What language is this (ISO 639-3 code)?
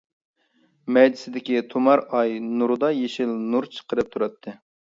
uig